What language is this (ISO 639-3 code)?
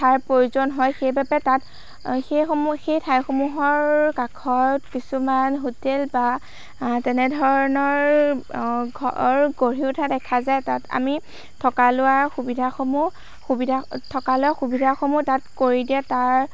asm